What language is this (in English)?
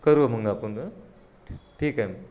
Marathi